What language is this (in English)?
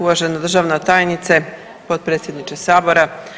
Croatian